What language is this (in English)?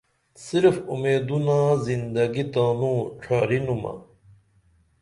Dameli